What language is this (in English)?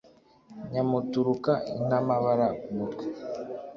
Kinyarwanda